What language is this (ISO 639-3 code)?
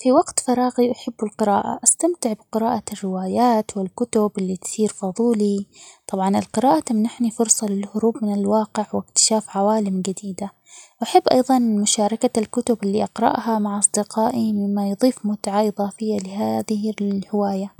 acx